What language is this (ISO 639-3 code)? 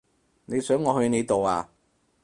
yue